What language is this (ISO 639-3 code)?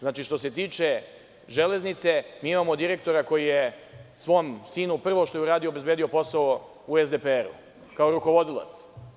srp